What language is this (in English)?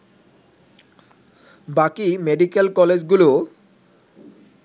Bangla